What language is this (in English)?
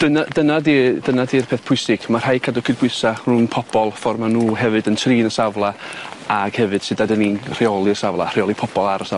Welsh